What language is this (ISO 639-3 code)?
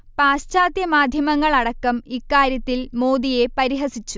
mal